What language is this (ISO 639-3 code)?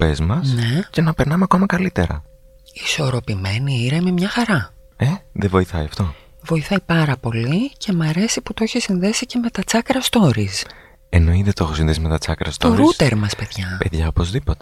ell